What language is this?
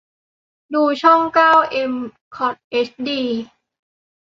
Thai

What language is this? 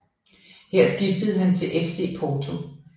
Danish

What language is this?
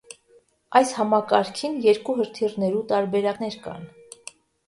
Armenian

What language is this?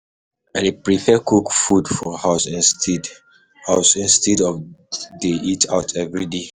Nigerian Pidgin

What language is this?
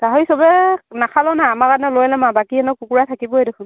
Assamese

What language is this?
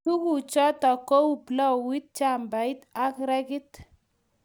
Kalenjin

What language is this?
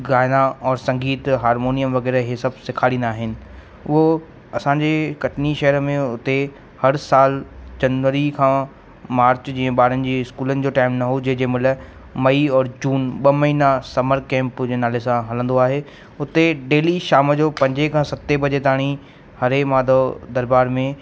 Sindhi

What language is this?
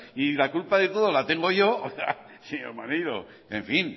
Spanish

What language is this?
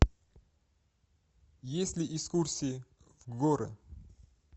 Russian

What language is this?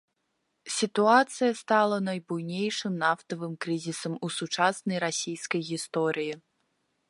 Belarusian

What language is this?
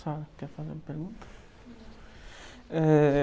Portuguese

